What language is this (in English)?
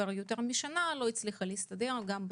Hebrew